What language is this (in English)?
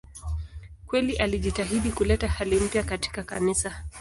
Swahili